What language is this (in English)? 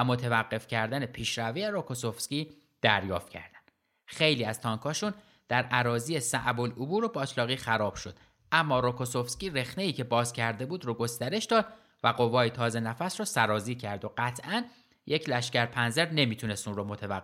Persian